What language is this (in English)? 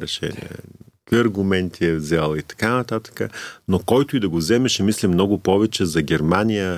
Bulgarian